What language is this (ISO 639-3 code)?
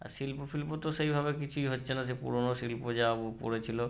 ben